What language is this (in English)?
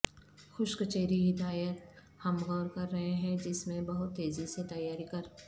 Urdu